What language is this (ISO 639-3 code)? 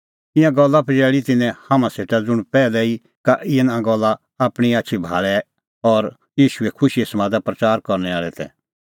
kfx